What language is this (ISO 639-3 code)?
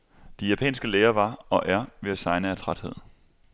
dan